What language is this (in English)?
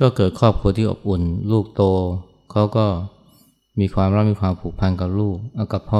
Thai